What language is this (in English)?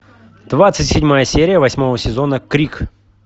Russian